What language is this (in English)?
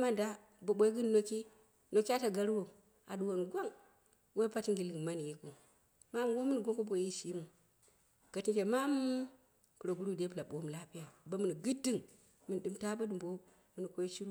Dera (Nigeria)